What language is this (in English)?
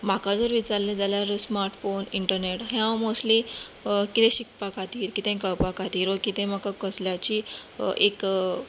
Konkani